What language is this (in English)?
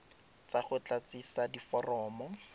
Tswana